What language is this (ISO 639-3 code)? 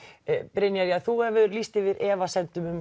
isl